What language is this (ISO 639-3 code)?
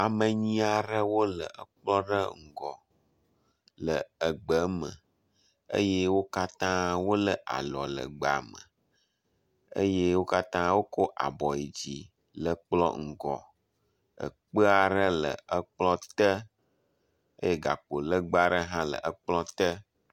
ewe